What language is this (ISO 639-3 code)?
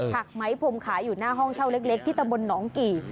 tha